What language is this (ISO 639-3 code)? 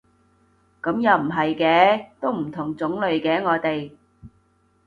yue